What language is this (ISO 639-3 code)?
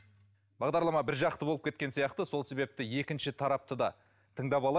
kaz